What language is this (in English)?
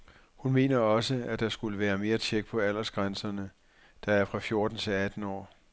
Danish